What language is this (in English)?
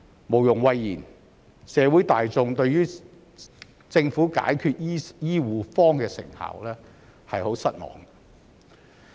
Cantonese